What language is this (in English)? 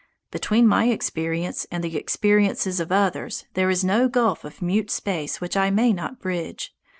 English